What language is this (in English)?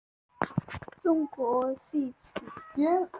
Chinese